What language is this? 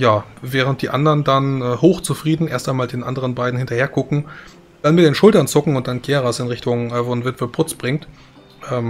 German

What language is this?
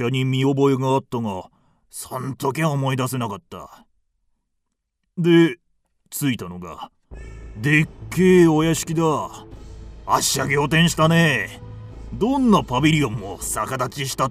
Japanese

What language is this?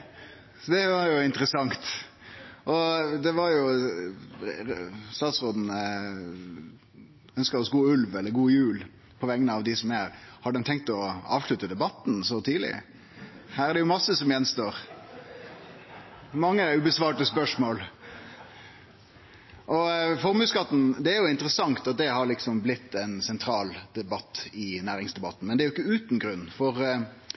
Norwegian Nynorsk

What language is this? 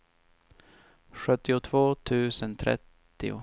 Swedish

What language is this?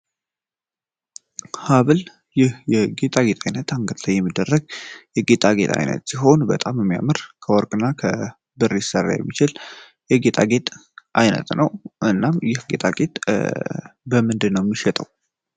Amharic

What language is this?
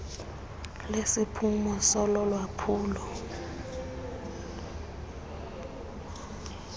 Xhosa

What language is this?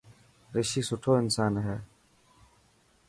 Dhatki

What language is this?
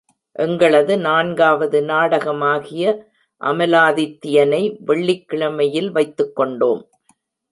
Tamil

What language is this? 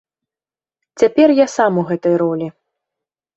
Belarusian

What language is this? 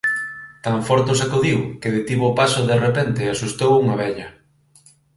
Galician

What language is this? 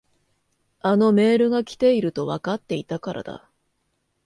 Japanese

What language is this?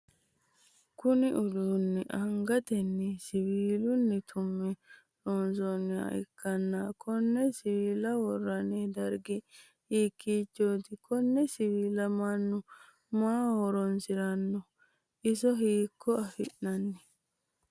Sidamo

